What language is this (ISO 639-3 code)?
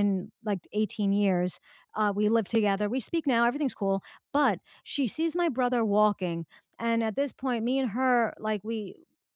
eng